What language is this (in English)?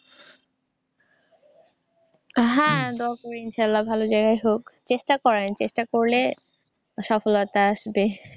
Bangla